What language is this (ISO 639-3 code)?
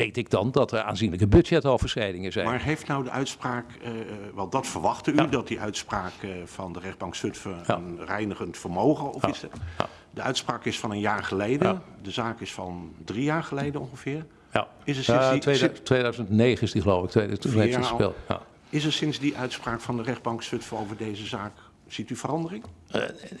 nld